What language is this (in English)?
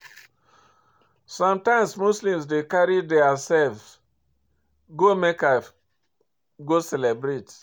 Nigerian Pidgin